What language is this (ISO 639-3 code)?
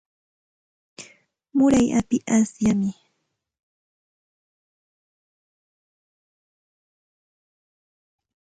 qxt